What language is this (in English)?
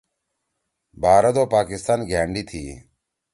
Torwali